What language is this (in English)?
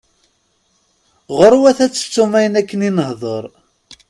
Kabyle